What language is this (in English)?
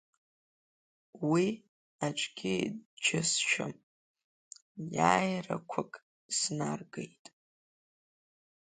Abkhazian